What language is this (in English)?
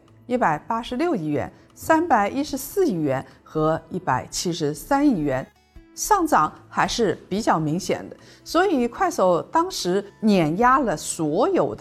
Chinese